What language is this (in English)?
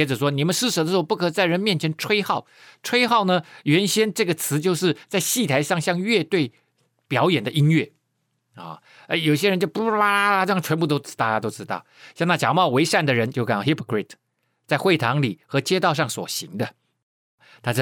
Chinese